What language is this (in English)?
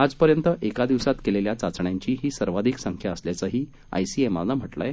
Marathi